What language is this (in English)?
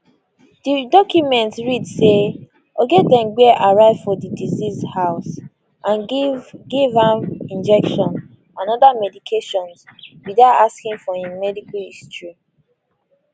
Nigerian Pidgin